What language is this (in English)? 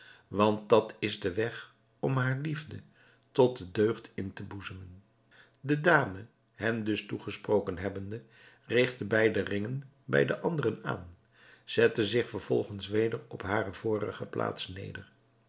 Dutch